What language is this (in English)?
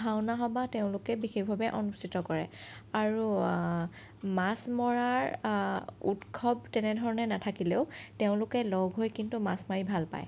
Assamese